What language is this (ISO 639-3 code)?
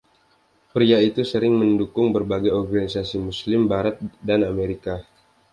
ind